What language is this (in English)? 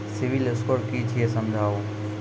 Maithili